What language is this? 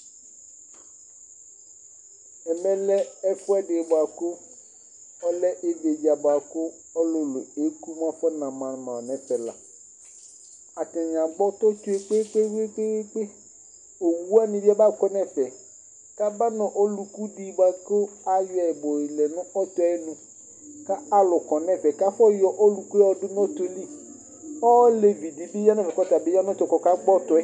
Ikposo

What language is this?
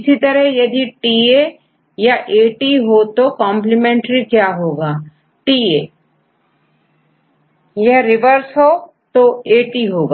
Hindi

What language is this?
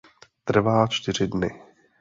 Czech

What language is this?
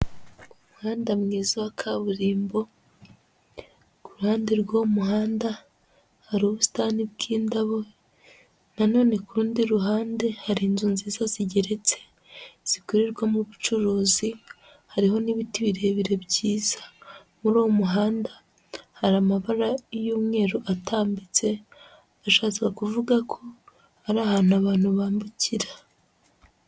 Kinyarwanda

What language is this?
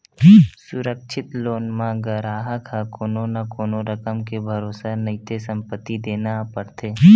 Chhattisgarhi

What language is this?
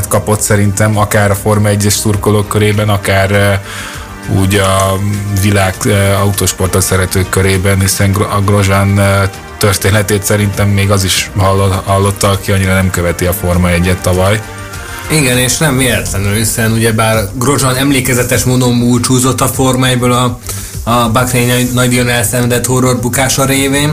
Hungarian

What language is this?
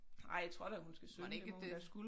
Danish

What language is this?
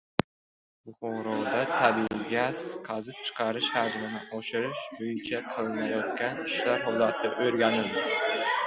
Uzbek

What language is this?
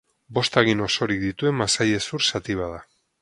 Basque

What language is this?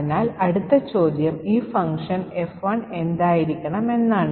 Malayalam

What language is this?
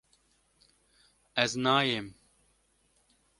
Kurdish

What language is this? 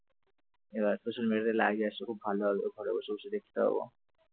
Bangla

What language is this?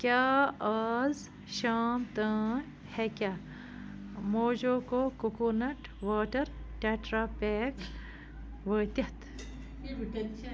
Kashmiri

